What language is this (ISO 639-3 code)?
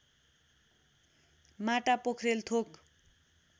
nep